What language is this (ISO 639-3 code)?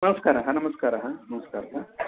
san